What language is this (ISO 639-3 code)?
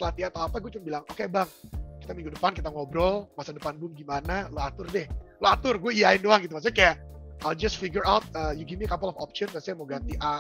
ind